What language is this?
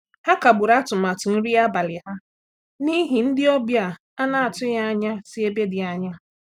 Igbo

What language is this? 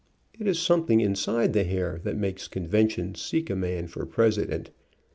English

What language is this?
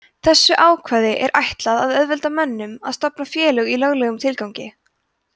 Icelandic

